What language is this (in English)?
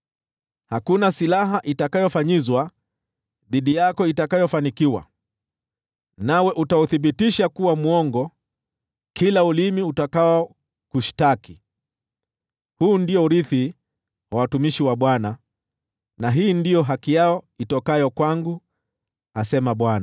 Swahili